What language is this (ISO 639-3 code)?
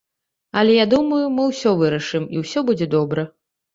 bel